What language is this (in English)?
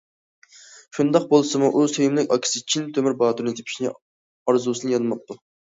Uyghur